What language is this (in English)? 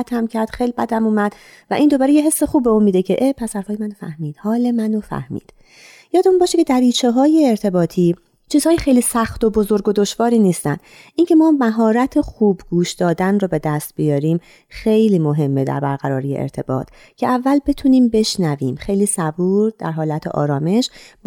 Persian